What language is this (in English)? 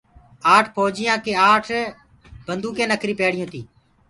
Gurgula